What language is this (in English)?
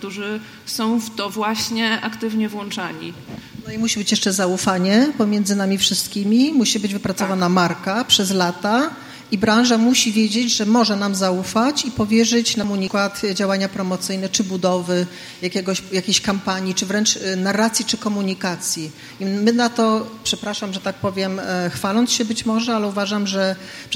Polish